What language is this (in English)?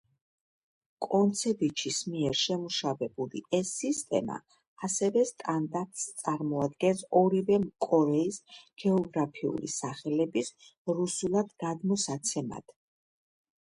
Georgian